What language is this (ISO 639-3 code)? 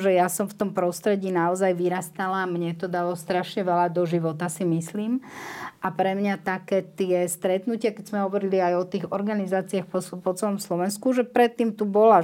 slk